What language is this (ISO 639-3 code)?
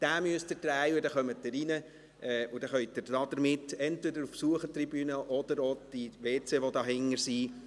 gsw